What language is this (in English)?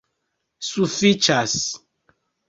Esperanto